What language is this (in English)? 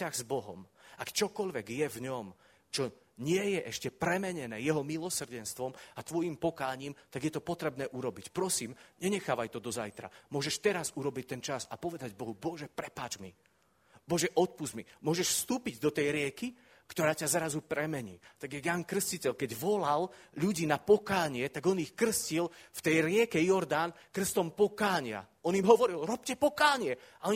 Slovak